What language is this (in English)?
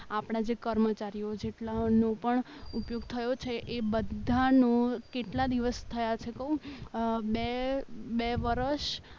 Gujarati